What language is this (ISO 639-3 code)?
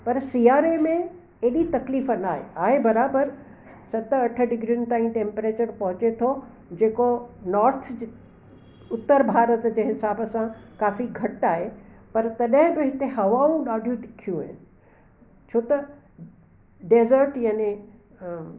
snd